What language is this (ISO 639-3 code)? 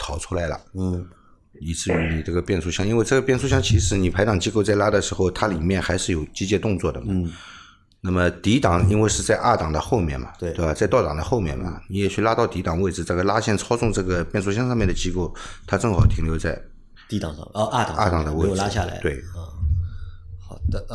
zho